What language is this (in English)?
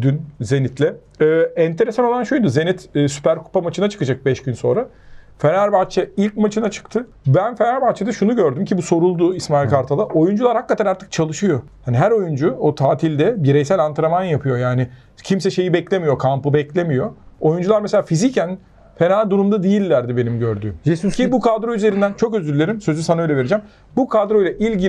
Turkish